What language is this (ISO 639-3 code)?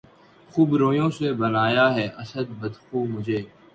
urd